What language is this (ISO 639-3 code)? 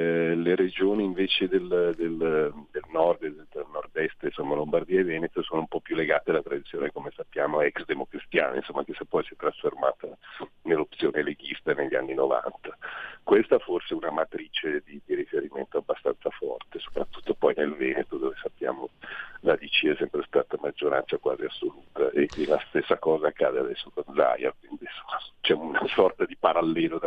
ita